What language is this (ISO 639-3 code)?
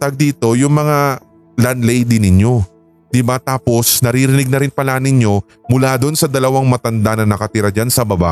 fil